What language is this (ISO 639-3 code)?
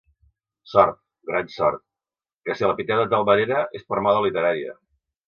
cat